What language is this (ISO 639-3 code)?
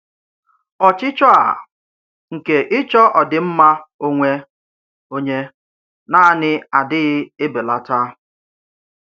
ibo